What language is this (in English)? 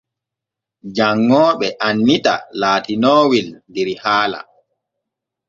Borgu Fulfulde